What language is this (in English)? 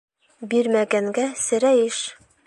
Bashkir